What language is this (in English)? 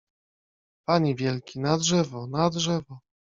Polish